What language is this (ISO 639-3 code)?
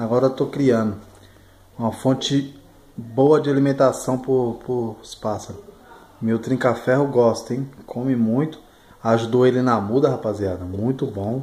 por